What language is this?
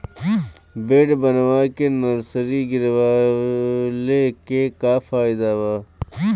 Bhojpuri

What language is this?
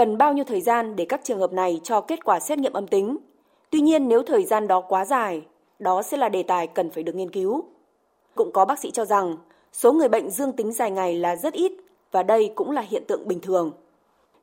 Vietnamese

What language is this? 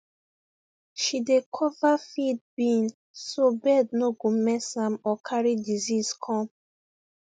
Nigerian Pidgin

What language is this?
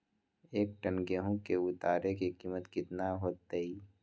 Magahi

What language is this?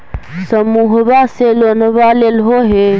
Magahi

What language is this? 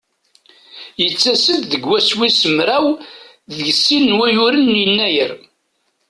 Kabyle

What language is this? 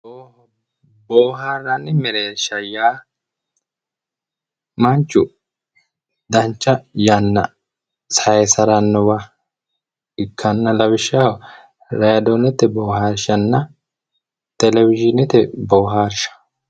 Sidamo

